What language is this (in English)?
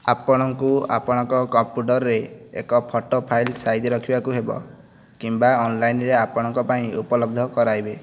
Odia